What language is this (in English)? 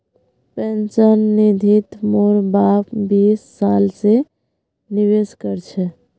Magahi